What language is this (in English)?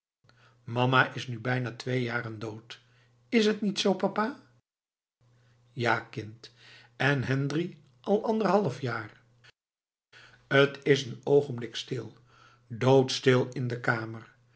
Dutch